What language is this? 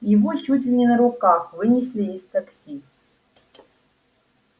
Russian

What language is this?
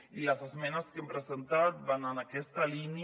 Catalan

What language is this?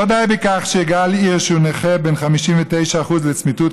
Hebrew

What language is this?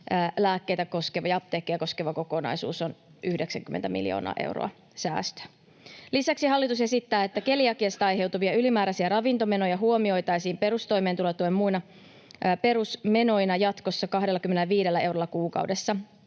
Finnish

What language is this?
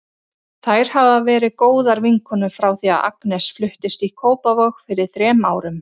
Icelandic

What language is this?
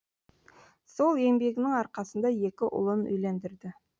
Kazakh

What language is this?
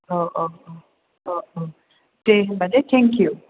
Bodo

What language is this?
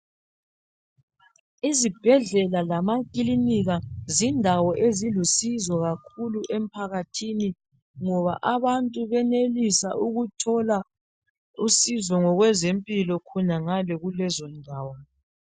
North Ndebele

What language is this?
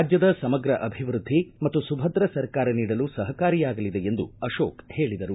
Kannada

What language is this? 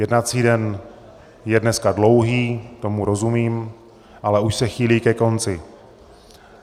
Czech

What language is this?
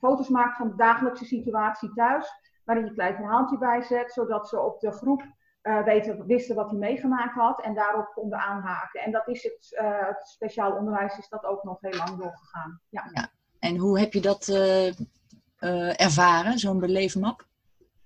Dutch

